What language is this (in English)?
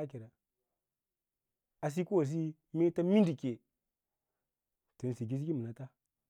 Lala-Roba